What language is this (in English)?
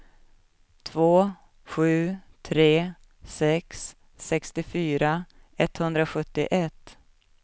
Swedish